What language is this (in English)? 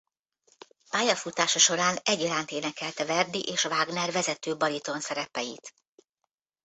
Hungarian